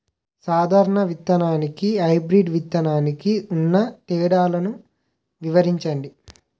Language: Telugu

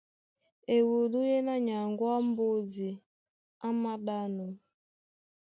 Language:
Duala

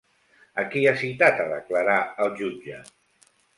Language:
Catalan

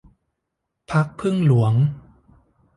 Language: Thai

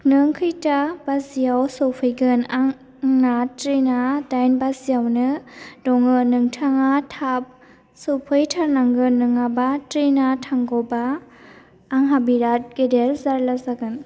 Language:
Bodo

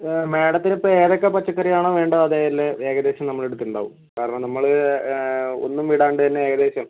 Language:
Malayalam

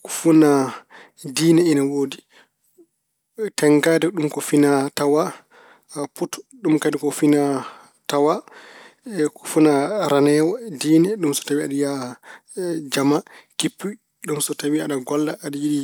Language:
Fula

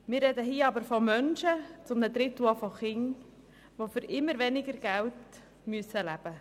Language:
Swiss German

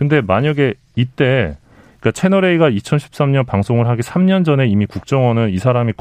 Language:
Korean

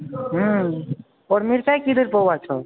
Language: Maithili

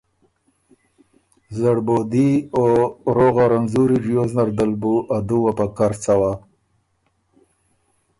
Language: Ormuri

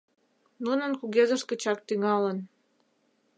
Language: Mari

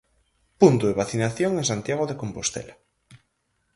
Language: Galician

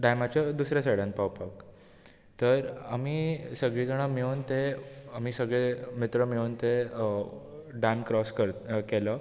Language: Konkani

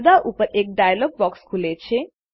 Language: Gujarati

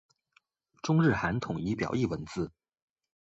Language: Chinese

